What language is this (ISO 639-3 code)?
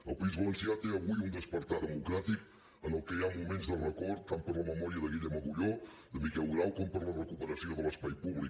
cat